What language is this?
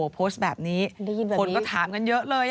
Thai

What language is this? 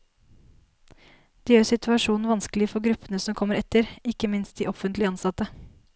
Norwegian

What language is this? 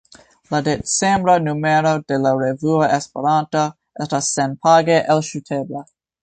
Esperanto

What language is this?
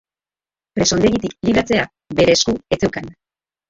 Basque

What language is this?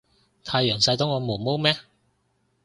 Cantonese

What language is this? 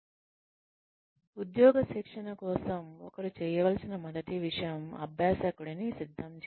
Telugu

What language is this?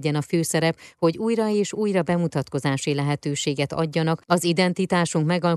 Hungarian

